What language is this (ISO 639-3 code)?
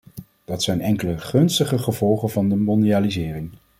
nld